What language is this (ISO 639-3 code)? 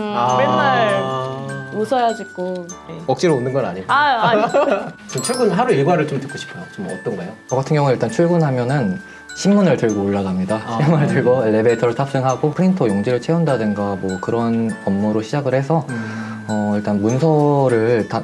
kor